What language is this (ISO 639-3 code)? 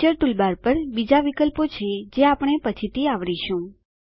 guj